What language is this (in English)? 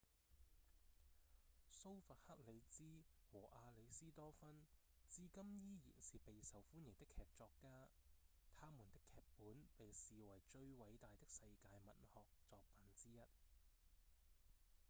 Cantonese